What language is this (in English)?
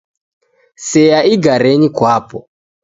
Taita